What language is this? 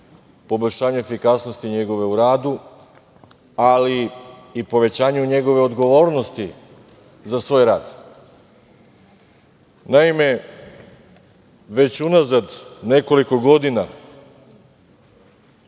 Serbian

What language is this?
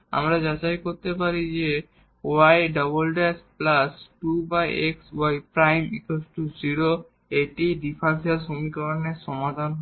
Bangla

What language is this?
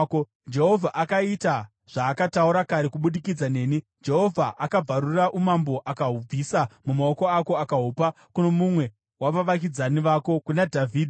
Shona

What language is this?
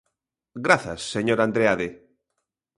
Galician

